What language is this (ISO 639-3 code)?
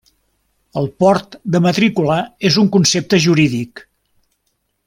cat